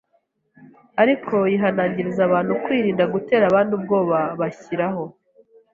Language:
Kinyarwanda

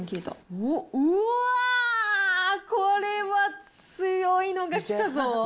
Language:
Japanese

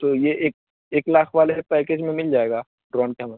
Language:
Urdu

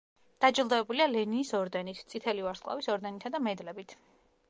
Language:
Georgian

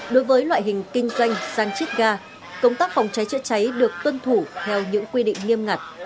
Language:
Vietnamese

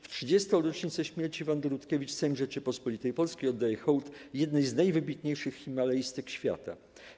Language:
Polish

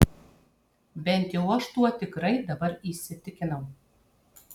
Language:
Lithuanian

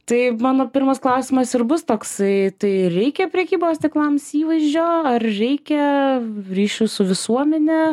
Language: Lithuanian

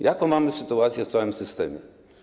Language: Polish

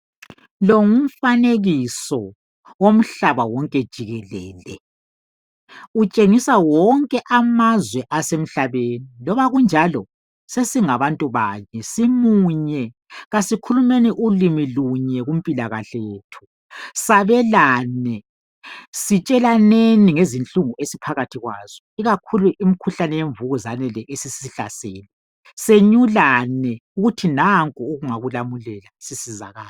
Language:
North Ndebele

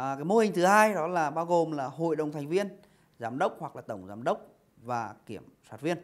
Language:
Vietnamese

